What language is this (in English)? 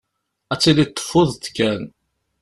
Kabyle